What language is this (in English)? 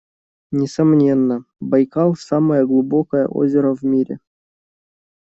Russian